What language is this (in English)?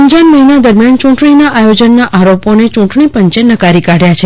Gujarati